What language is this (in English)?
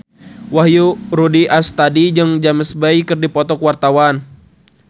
Sundanese